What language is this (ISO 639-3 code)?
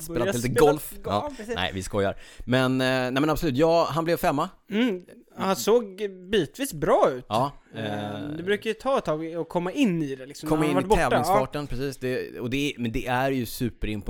swe